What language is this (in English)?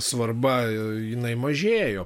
Lithuanian